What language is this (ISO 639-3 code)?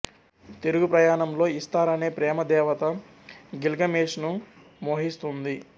tel